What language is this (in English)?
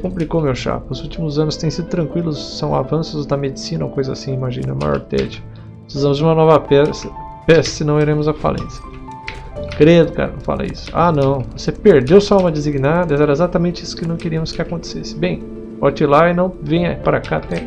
Portuguese